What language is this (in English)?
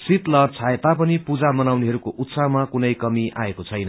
Nepali